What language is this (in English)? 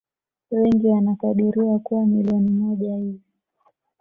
Swahili